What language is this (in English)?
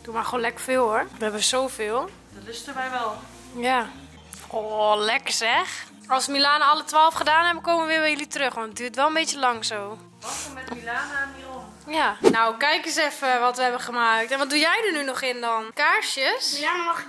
Dutch